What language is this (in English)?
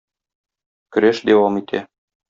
Tatar